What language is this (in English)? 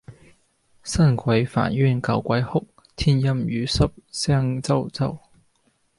Cantonese